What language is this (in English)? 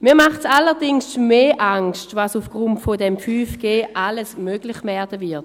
Swiss German